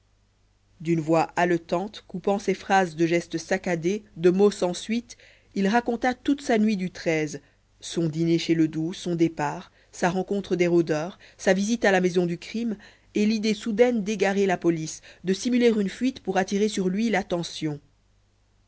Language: French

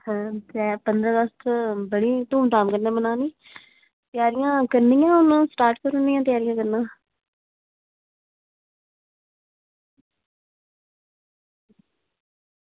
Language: Dogri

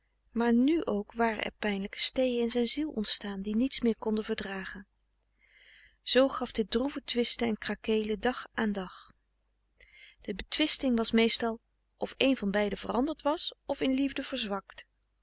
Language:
Dutch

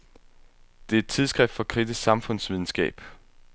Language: Danish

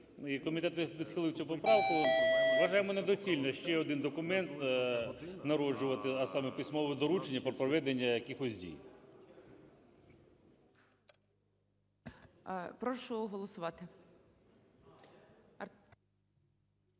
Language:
Ukrainian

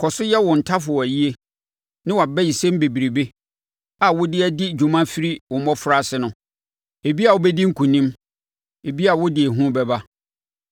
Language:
Akan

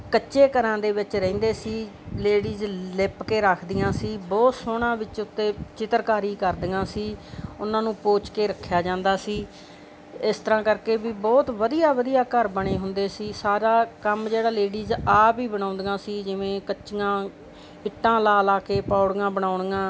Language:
Punjabi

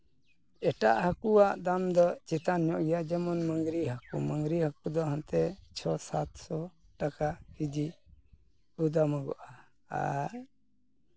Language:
Santali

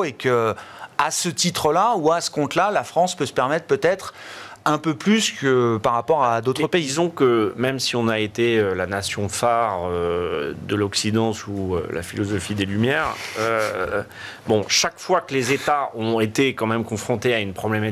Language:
French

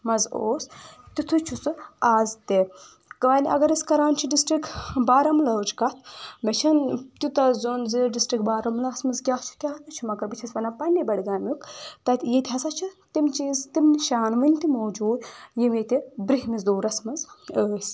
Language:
Kashmiri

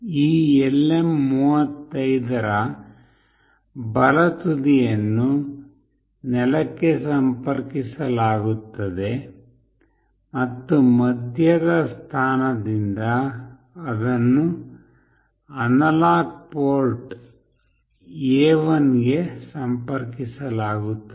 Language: Kannada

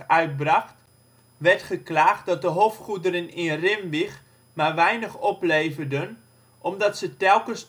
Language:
Dutch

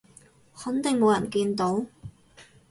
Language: Cantonese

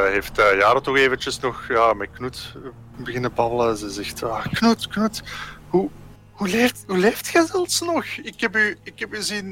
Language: Dutch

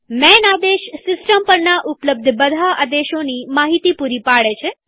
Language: Gujarati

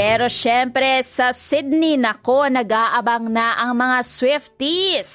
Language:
Filipino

